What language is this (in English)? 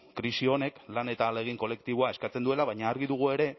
Basque